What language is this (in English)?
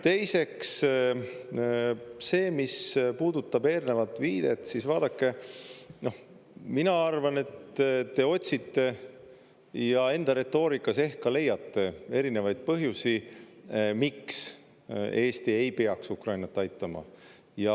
Estonian